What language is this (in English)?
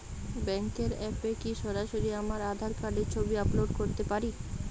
Bangla